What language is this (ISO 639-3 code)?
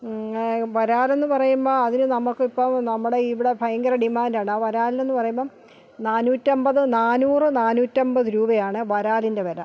mal